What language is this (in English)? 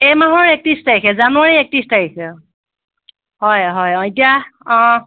Assamese